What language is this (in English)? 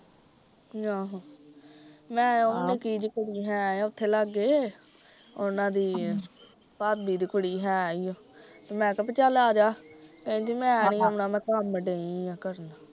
Punjabi